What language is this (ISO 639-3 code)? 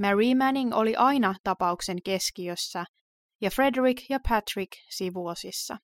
fin